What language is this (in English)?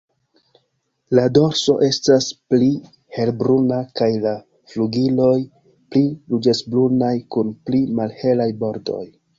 Esperanto